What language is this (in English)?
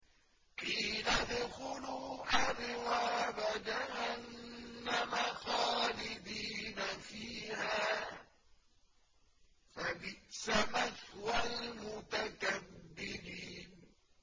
Arabic